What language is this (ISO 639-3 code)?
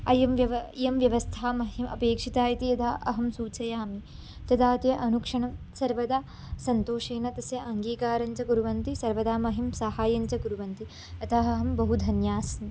san